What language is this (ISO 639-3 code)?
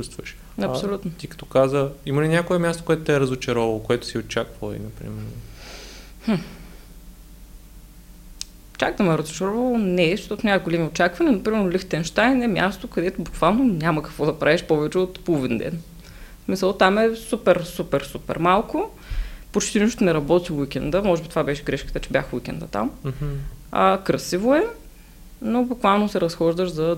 bul